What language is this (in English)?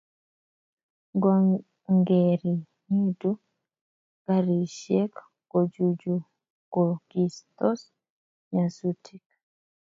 Kalenjin